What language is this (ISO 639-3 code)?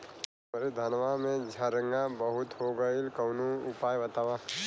bho